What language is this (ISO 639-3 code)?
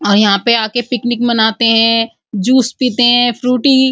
hin